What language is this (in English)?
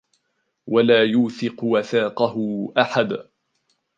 Arabic